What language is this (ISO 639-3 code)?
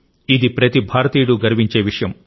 tel